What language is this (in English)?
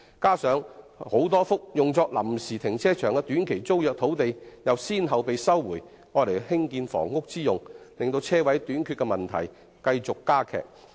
Cantonese